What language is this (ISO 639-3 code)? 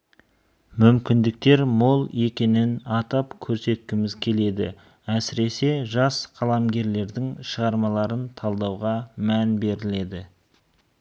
kaz